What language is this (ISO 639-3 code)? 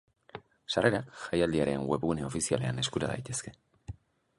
eus